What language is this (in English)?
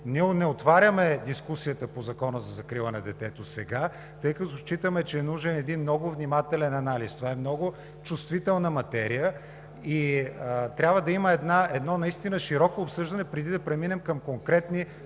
Bulgarian